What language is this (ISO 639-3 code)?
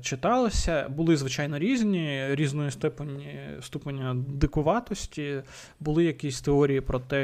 ukr